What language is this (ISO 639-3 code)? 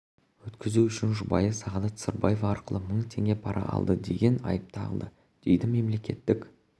kaz